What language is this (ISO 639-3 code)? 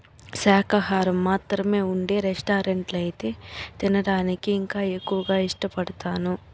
tel